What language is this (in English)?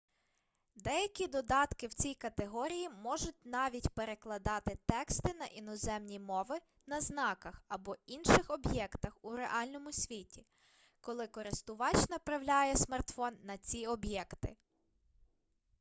Ukrainian